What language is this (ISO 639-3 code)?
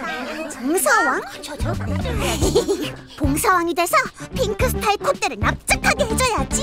kor